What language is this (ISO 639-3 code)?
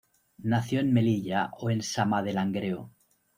spa